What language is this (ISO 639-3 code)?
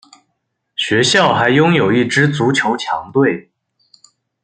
zho